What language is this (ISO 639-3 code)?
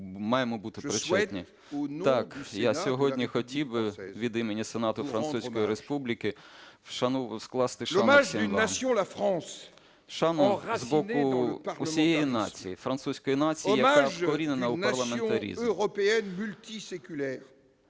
ukr